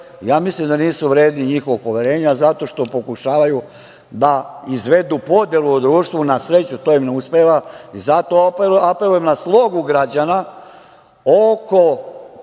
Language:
Serbian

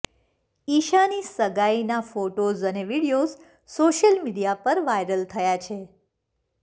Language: Gujarati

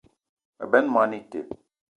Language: Eton (Cameroon)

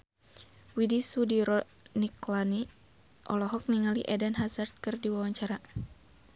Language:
Sundanese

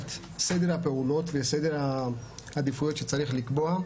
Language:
Hebrew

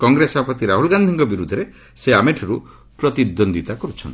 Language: Odia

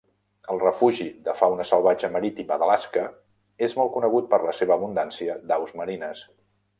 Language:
Catalan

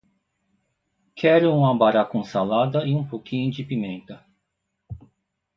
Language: Portuguese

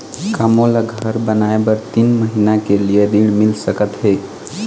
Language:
Chhattisgarhi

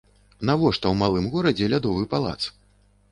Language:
Belarusian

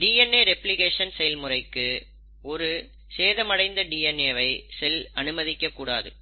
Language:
Tamil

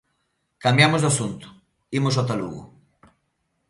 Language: Galician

